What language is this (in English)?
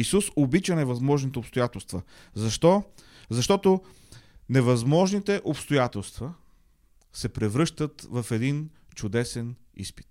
Bulgarian